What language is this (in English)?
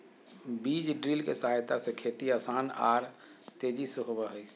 Magahi